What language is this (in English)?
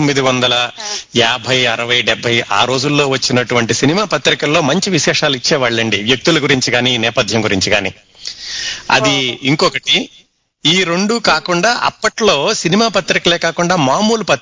Telugu